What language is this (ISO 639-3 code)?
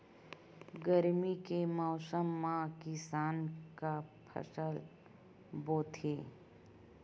hne